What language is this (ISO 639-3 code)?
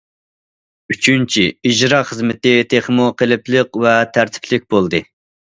uig